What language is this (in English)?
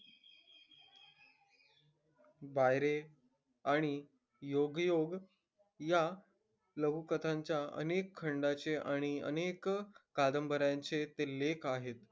Marathi